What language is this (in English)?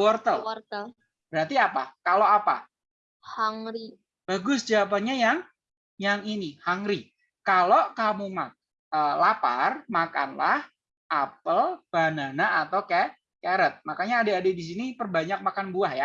Indonesian